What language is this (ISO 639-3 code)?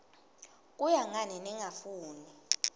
ssw